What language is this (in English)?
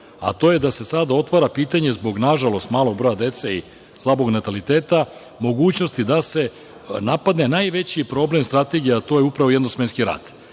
Serbian